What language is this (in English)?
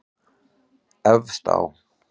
Icelandic